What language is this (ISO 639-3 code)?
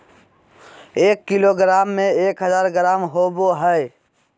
mag